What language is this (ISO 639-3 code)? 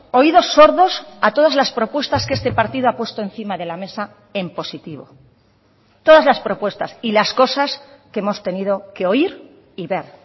spa